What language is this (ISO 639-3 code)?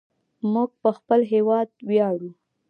pus